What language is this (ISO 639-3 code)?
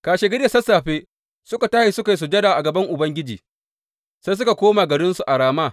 hau